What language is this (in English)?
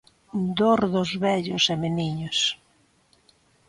Galician